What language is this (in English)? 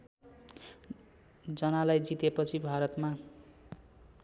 Nepali